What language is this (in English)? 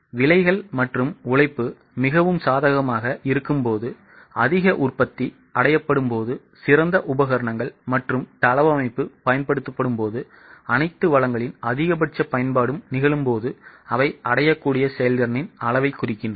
Tamil